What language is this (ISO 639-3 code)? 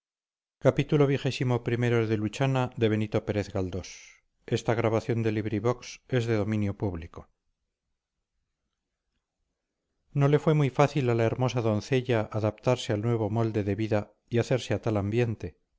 spa